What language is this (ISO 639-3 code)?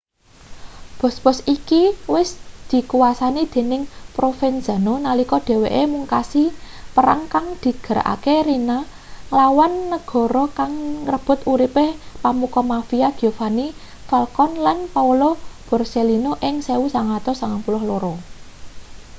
jav